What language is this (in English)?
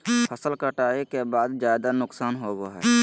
Magahi